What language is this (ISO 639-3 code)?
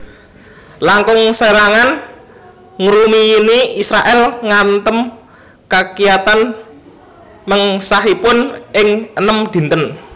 jav